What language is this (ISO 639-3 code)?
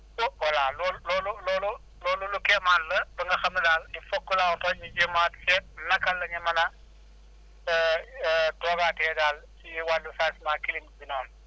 wol